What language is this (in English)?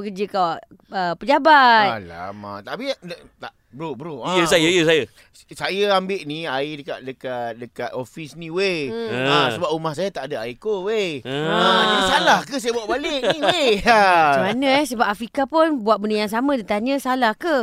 Malay